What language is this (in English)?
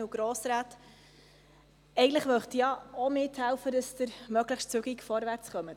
Swiss German